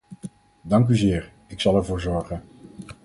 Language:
Dutch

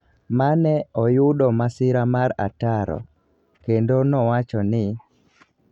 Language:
Luo (Kenya and Tanzania)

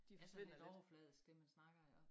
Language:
Danish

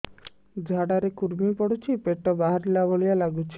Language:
Odia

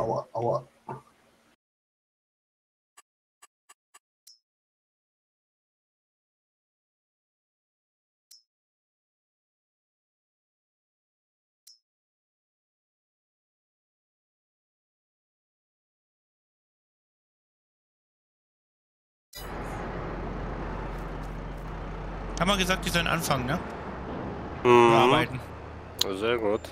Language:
German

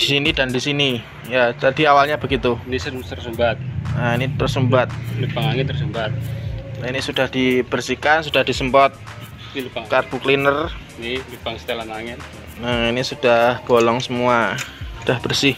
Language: Indonesian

